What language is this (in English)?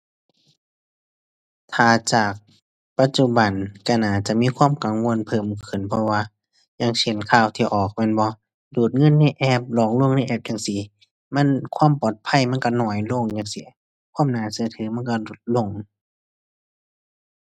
Thai